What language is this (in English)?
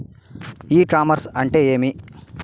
Telugu